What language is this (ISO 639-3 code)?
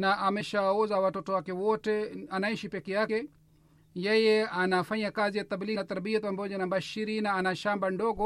swa